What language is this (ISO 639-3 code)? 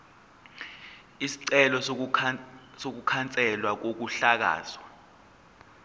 zul